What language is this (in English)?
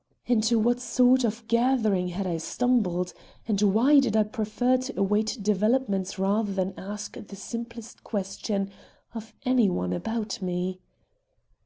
English